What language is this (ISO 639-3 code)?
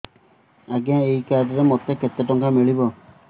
ori